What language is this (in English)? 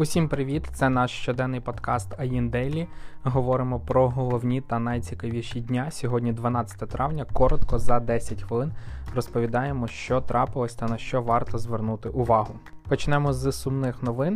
Ukrainian